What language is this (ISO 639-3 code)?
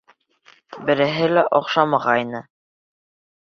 bak